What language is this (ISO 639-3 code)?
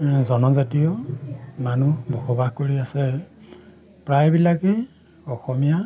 asm